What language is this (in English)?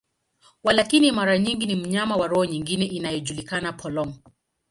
Swahili